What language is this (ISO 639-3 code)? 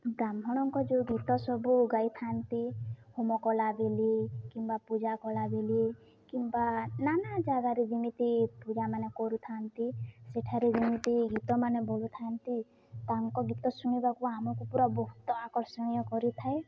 ori